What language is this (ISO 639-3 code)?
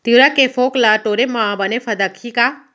hne